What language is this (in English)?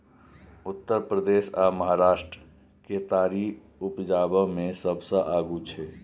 Maithili